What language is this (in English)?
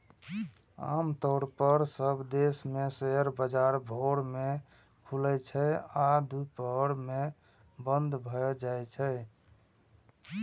Maithili